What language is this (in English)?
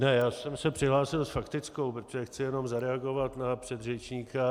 Czech